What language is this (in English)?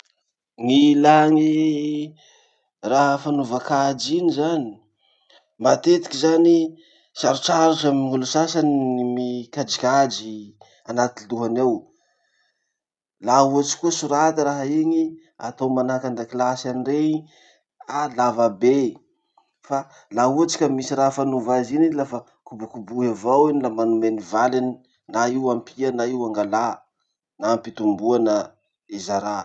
Masikoro Malagasy